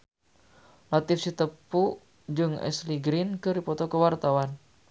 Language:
Sundanese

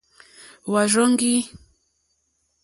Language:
Mokpwe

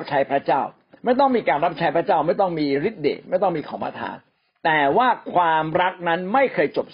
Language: Thai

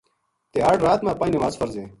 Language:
Gujari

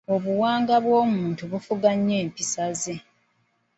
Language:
Ganda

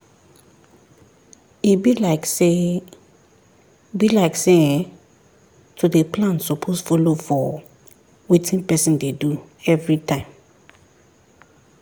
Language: Nigerian Pidgin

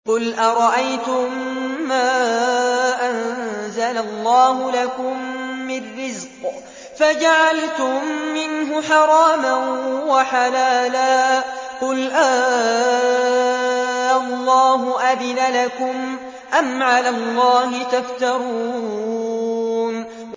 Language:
Arabic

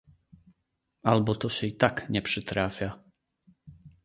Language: Polish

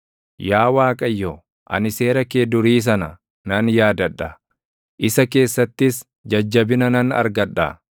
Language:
Oromo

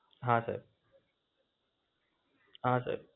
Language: Gujarati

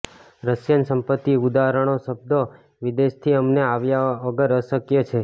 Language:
Gujarati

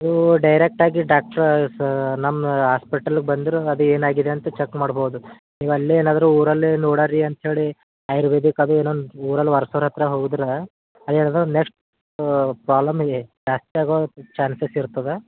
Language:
Kannada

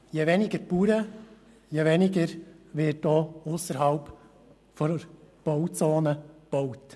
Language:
Swiss German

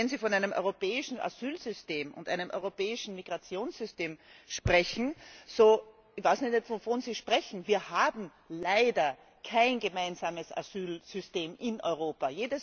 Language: German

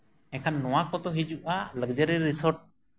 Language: Santali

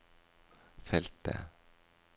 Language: Norwegian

